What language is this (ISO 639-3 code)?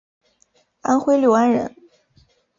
zho